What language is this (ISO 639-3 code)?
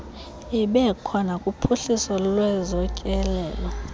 xho